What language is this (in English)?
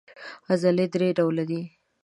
Pashto